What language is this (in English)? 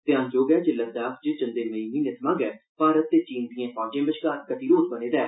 Dogri